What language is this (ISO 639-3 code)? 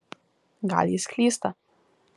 lit